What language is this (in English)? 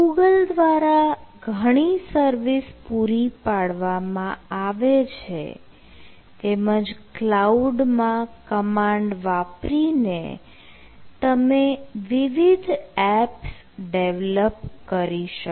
Gujarati